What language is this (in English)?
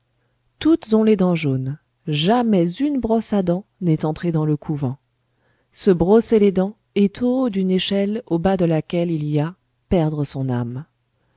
French